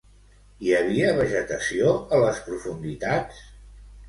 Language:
Catalan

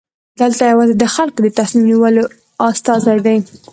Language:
Pashto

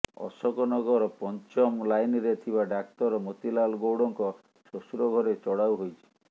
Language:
Odia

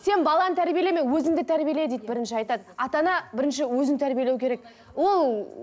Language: Kazakh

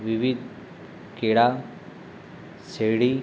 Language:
Gujarati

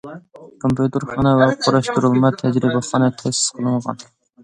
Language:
Uyghur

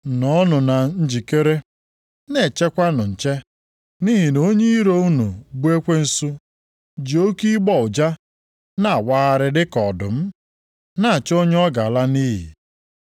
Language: Igbo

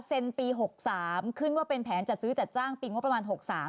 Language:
Thai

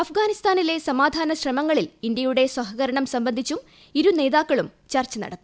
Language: Malayalam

